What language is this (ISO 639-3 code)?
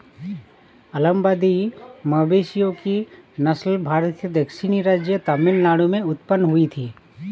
hin